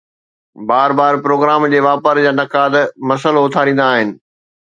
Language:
Sindhi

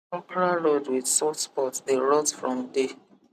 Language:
Nigerian Pidgin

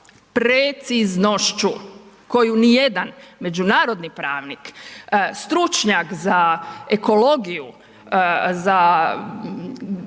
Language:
Croatian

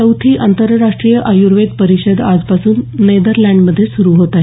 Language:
Marathi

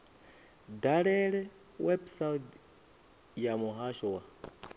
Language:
Venda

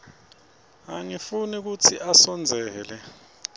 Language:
Swati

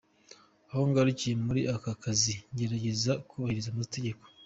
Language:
Kinyarwanda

